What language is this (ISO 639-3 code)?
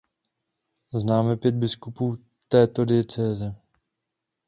ces